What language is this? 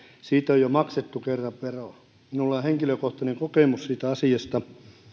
Finnish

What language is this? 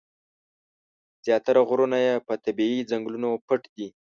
Pashto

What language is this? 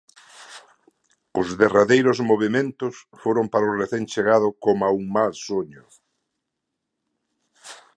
Galician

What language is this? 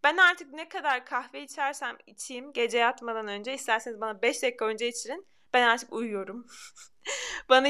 Turkish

